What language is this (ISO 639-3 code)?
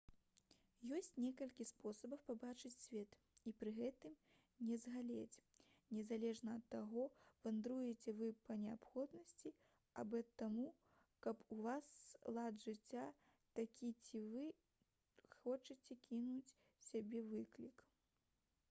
bel